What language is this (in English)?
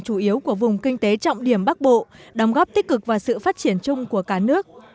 Vietnamese